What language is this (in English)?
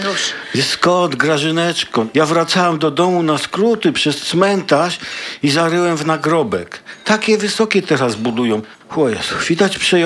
Polish